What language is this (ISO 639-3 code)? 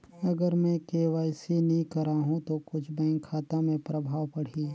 hne